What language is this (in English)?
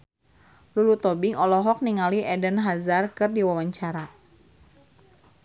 Sundanese